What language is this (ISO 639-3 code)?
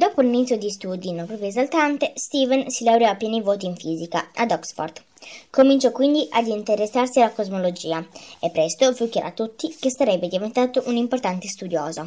ita